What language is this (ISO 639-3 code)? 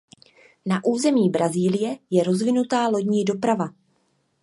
ces